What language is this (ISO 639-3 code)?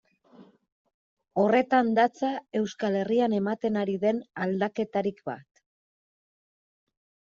eus